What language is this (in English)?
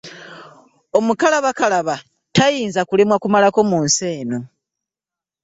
Ganda